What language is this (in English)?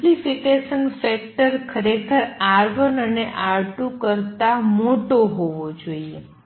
Gujarati